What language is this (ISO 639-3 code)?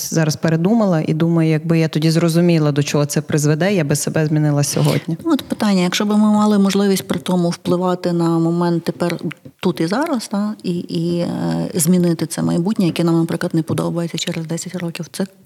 ukr